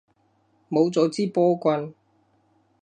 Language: Cantonese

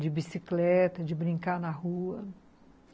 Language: Portuguese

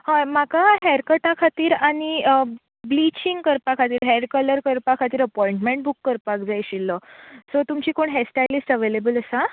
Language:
Konkani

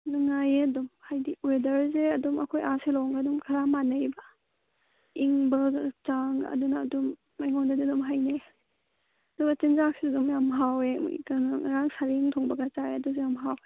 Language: Manipuri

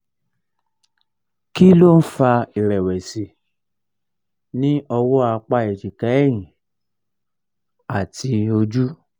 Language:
Yoruba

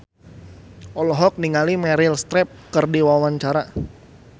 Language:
Sundanese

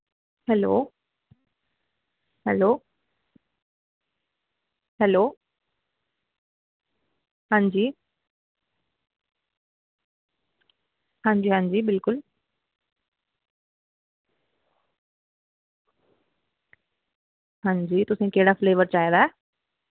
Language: Dogri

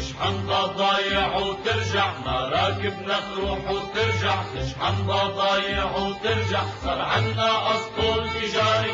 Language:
Arabic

